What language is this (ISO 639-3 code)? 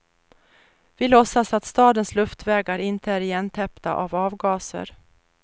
swe